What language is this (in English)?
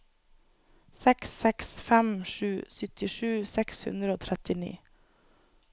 Norwegian